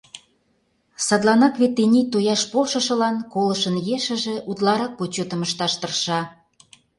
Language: Mari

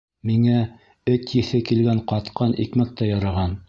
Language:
Bashkir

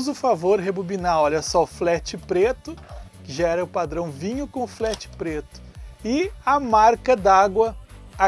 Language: Portuguese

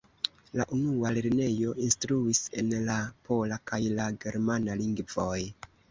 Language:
Esperanto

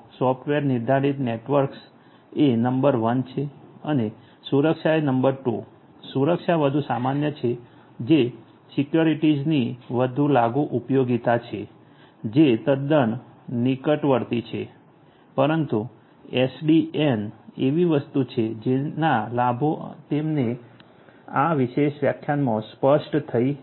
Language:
Gujarati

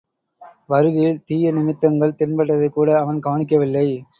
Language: Tamil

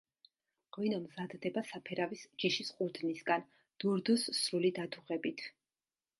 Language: Georgian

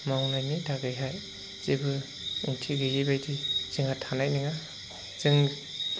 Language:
Bodo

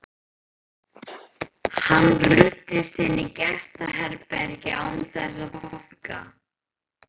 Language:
Icelandic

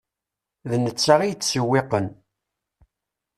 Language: Kabyle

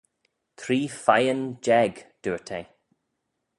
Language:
Manx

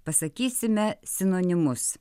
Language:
Lithuanian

